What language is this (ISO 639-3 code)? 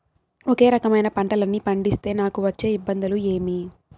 tel